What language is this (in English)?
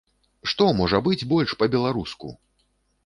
Belarusian